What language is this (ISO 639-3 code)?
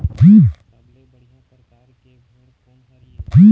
hne